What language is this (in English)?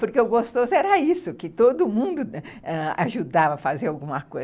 Portuguese